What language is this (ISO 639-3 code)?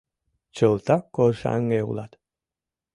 chm